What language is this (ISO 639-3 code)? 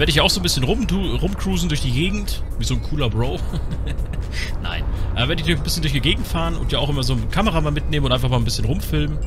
deu